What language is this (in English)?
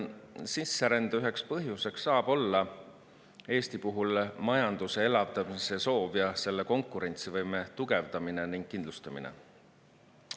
Estonian